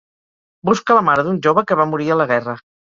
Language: Catalan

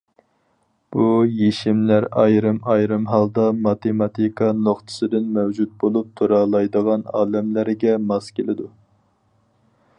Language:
Uyghur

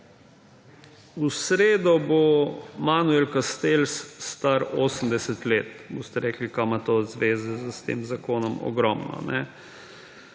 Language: Slovenian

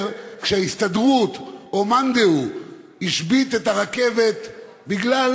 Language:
Hebrew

